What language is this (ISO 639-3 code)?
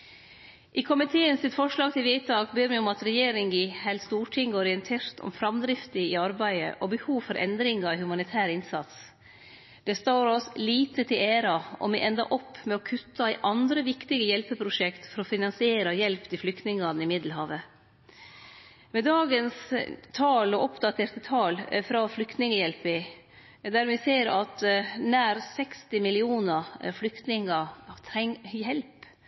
nno